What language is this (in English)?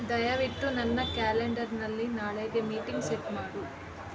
Kannada